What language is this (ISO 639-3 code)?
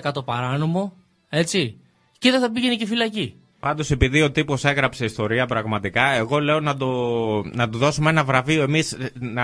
ell